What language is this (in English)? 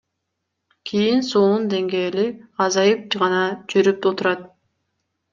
Kyrgyz